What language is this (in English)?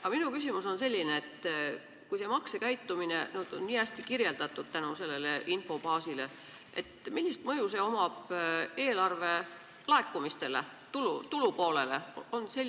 Estonian